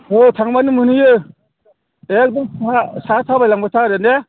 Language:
Bodo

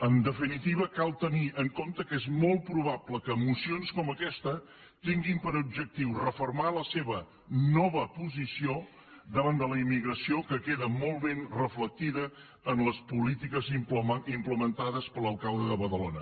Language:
Catalan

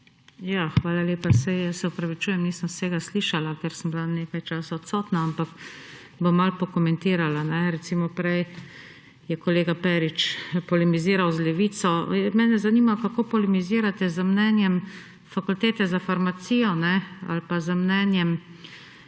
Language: Slovenian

